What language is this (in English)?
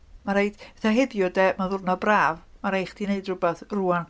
Welsh